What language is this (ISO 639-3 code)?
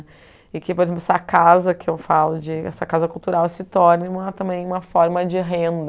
por